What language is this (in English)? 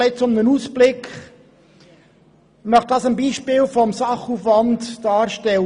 Swiss German